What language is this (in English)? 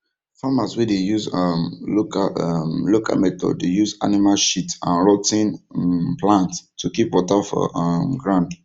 Nigerian Pidgin